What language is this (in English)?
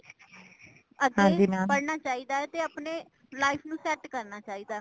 Punjabi